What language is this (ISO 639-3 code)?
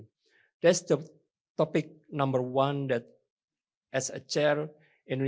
ind